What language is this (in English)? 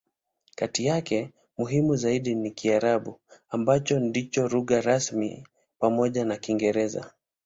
Swahili